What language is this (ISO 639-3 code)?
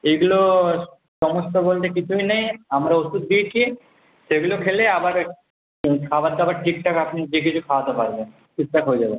ben